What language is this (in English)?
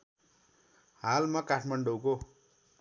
Nepali